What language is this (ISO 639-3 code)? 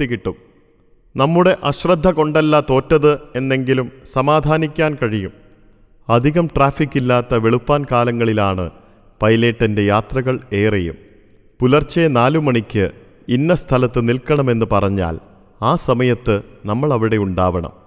mal